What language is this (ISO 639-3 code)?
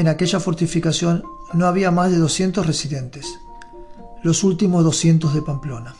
spa